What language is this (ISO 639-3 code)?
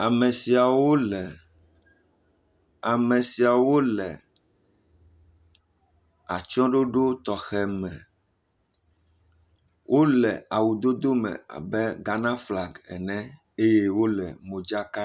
ewe